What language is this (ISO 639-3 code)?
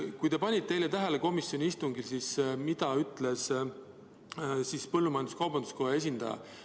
est